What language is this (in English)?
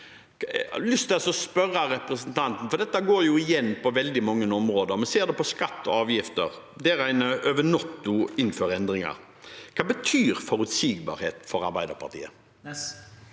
Norwegian